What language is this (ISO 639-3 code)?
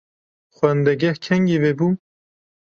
kur